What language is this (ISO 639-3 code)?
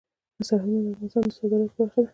pus